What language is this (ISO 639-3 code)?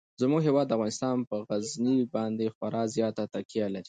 pus